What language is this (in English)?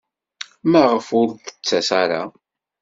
Kabyle